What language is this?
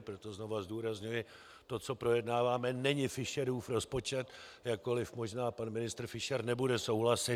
Czech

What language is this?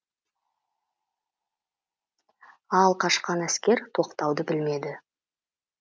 Kazakh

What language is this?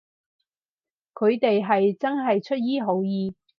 Cantonese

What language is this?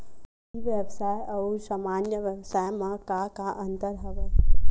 Chhattisgarhi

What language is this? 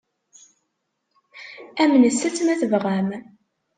Kabyle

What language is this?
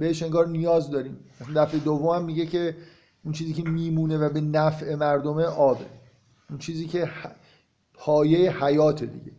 Persian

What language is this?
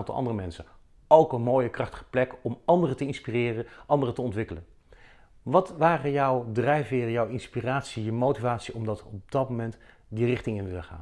Dutch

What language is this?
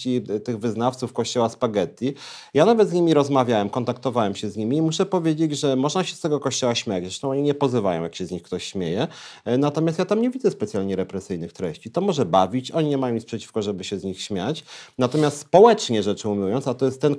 Polish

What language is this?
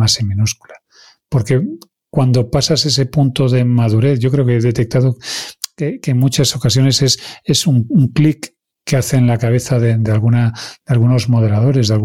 Spanish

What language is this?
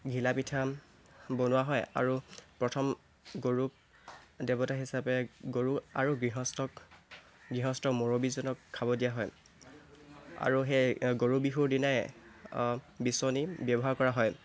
Assamese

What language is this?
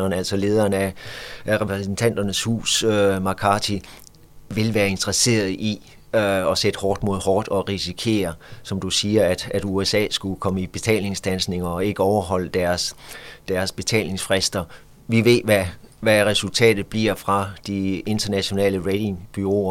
Danish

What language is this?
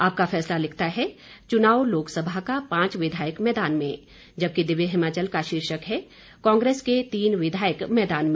Hindi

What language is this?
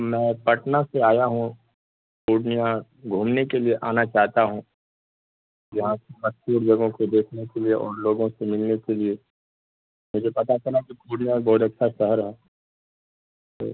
Urdu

